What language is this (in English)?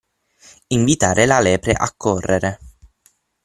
Italian